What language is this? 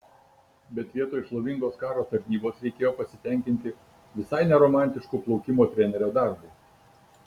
Lithuanian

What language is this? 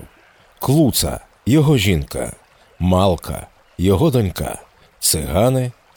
Ukrainian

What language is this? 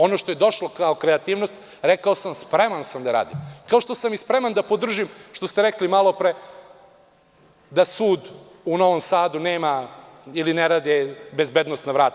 Serbian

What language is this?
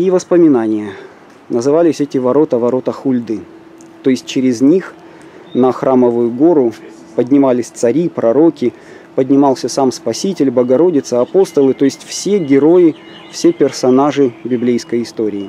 Russian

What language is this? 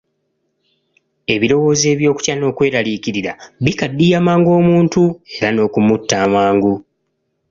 Ganda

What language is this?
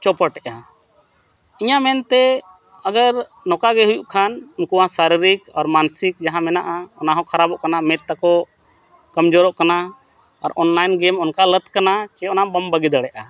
Santali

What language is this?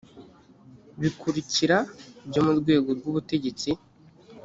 Kinyarwanda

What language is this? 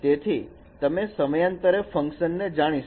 Gujarati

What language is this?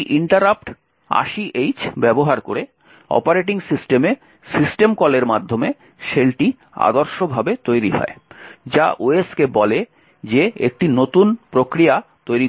Bangla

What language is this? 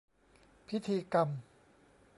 Thai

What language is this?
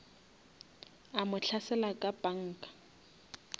Northern Sotho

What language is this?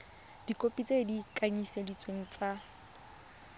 Tswana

